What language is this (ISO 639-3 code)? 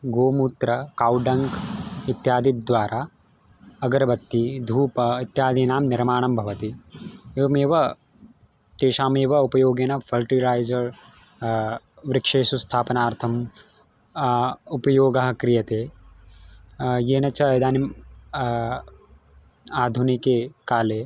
san